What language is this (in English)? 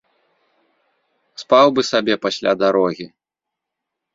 Belarusian